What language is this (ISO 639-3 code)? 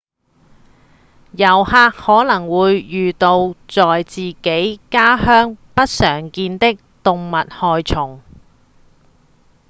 yue